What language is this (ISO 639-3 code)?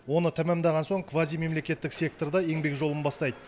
kaz